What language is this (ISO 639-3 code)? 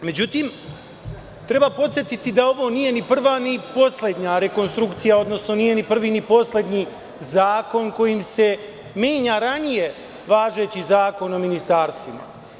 srp